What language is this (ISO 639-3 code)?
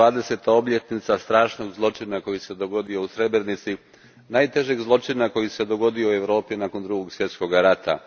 hrv